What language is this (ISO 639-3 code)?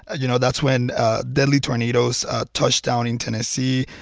eng